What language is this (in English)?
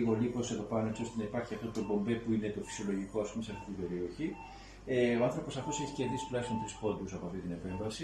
Greek